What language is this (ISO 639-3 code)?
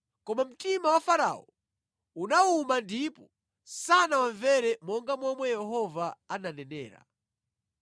nya